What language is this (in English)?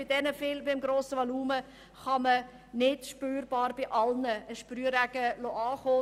Swiss German